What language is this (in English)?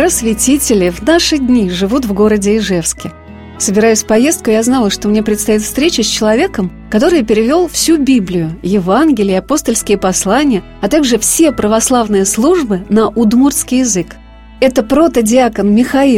Russian